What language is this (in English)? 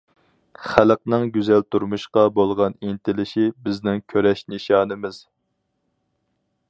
Uyghur